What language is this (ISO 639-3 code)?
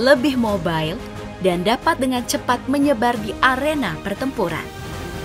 ind